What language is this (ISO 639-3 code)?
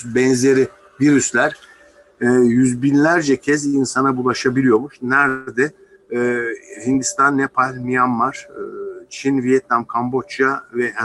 tur